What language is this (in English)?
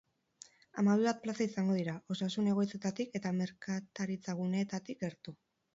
Basque